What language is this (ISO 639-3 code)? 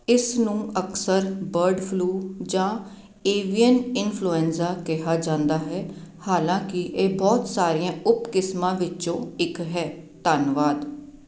pan